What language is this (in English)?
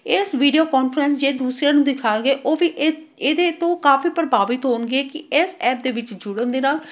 Punjabi